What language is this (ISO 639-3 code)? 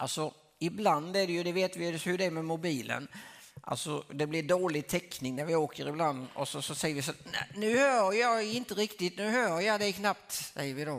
swe